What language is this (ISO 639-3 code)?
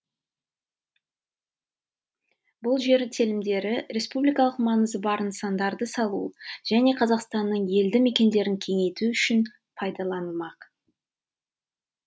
kaz